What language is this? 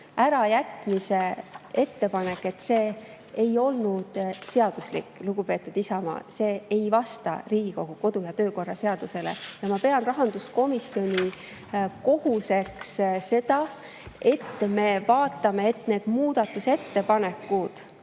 Estonian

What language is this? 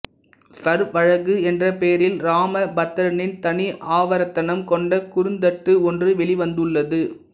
Tamil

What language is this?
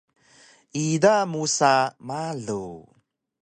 Taroko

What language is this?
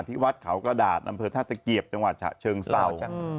Thai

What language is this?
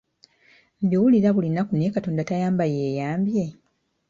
Ganda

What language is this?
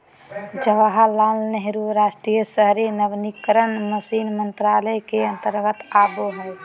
Magahi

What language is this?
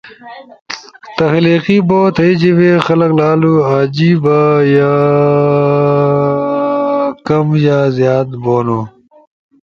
Ushojo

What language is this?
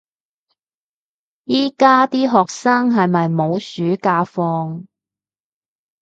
Cantonese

